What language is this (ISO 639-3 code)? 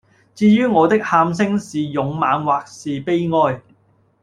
yue